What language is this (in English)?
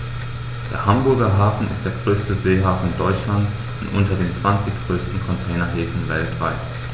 German